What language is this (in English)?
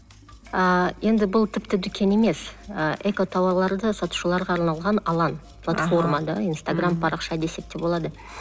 Kazakh